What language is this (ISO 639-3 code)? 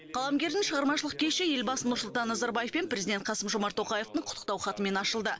kaz